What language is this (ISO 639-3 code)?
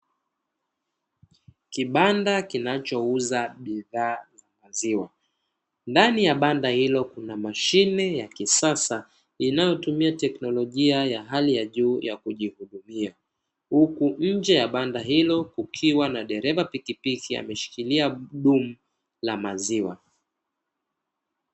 swa